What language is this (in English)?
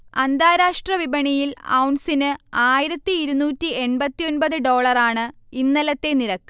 Malayalam